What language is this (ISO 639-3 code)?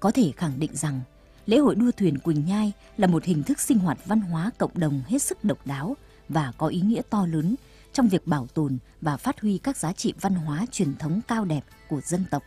vie